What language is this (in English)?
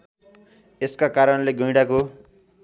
Nepali